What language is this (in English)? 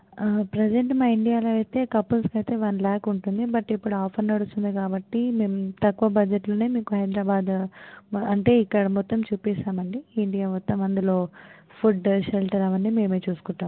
Telugu